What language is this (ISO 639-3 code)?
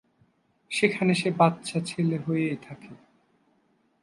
ben